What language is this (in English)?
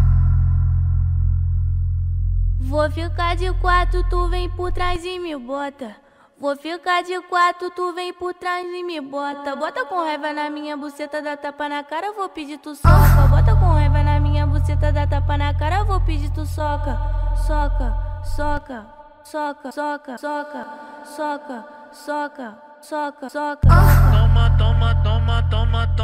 Portuguese